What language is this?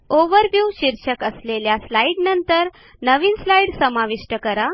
Marathi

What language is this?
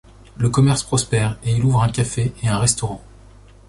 French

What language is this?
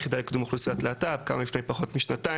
Hebrew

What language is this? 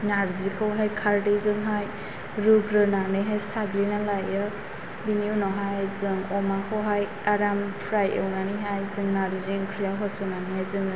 Bodo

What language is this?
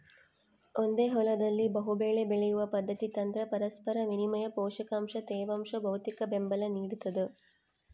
Kannada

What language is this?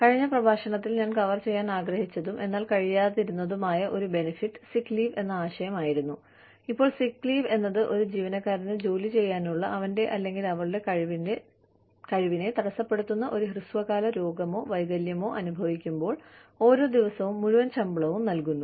Malayalam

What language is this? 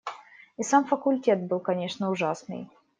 Russian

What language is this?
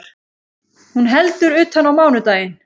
Icelandic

